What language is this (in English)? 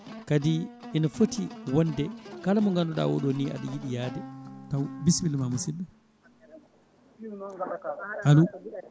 Fula